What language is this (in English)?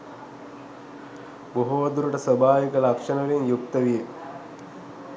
Sinhala